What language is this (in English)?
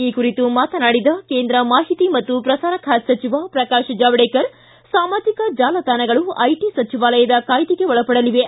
Kannada